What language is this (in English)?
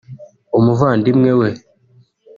Kinyarwanda